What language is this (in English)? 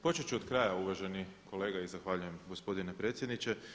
Croatian